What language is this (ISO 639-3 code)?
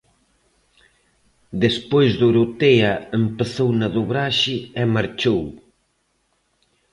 glg